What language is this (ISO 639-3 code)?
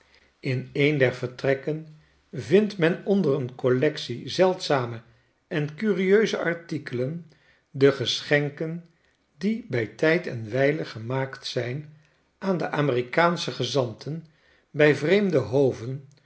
nld